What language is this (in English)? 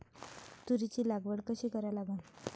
Marathi